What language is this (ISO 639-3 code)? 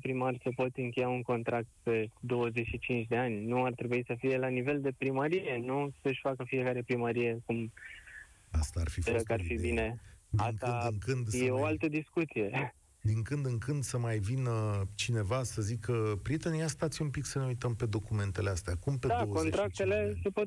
ron